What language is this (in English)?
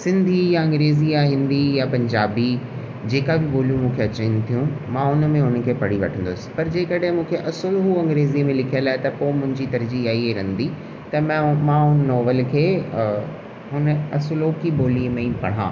Sindhi